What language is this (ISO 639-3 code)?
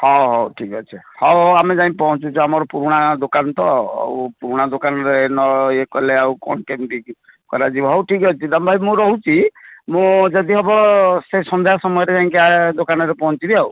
ori